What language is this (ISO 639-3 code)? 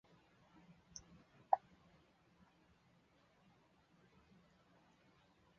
zho